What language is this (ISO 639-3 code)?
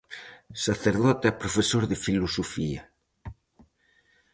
glg